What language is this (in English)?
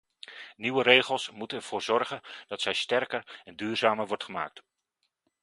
Dutch